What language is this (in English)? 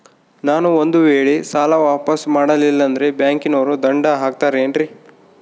Kannada